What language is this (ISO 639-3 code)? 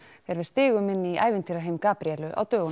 isl